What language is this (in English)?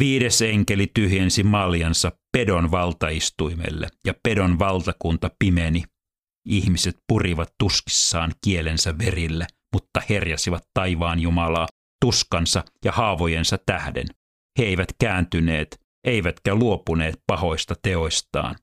Finnish